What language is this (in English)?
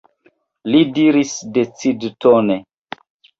Esperanto